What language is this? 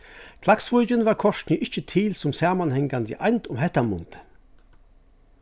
Faroese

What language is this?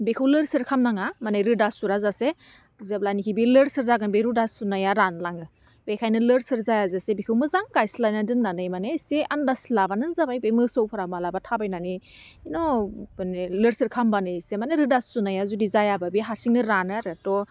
Bodo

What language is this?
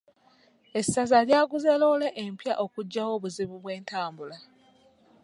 Ganda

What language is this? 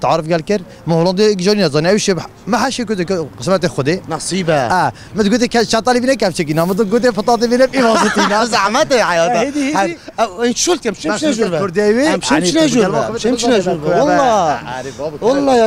Arabic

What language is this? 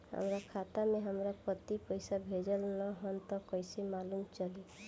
Bhojpuri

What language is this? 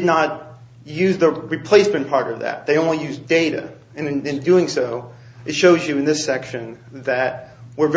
English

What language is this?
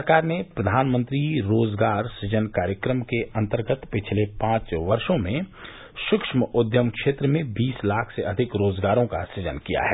Hindi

